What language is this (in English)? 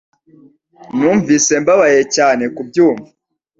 Kinyarwanda